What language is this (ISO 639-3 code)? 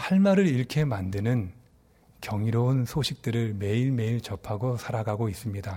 kor